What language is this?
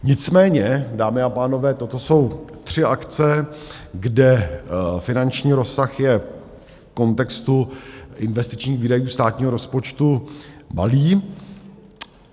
Czech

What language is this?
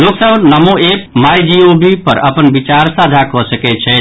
Maithili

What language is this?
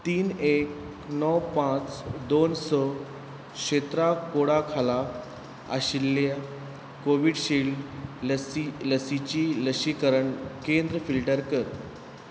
Konkani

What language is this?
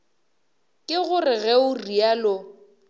Northern Sotho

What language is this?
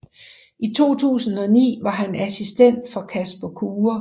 Danish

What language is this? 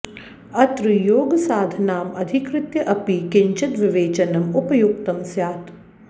Sanskrit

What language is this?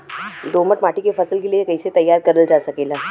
Bhojpuri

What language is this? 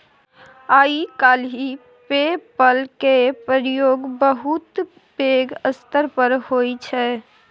Maithili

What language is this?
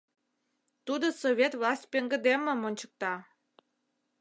Mari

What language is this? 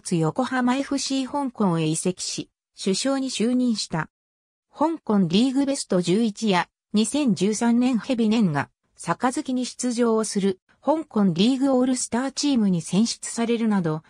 Japanese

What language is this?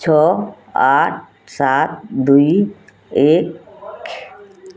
Odia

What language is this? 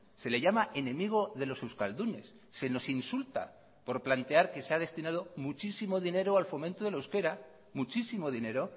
Spanish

